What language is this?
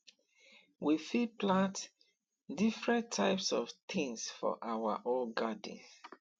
Nigerian Pidgin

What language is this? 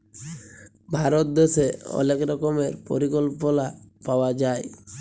Bangla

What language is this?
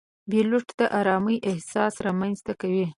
Pashto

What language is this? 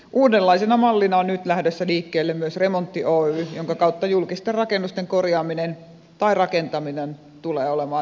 Finnish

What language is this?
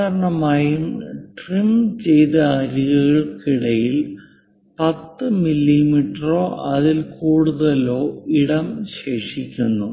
Malayalam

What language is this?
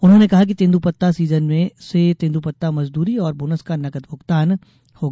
Hindi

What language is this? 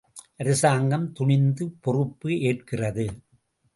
Tamil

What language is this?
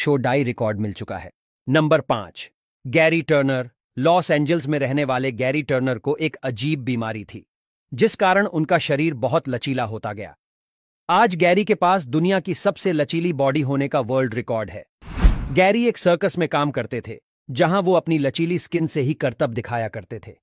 Hindi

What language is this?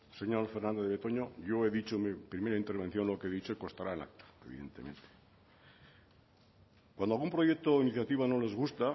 Spanish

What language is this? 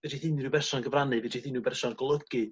Welsh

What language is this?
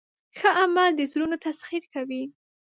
Pashto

